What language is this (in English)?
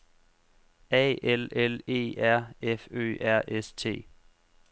Danish